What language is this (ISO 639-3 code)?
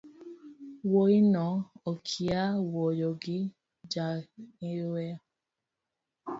luo